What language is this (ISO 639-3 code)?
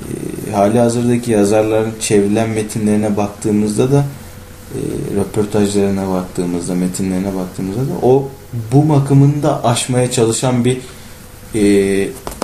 tur